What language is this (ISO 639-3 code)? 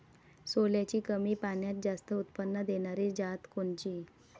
mar